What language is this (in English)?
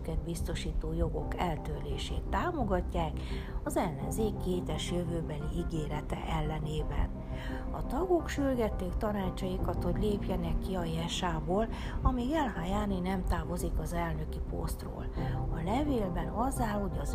Hungarian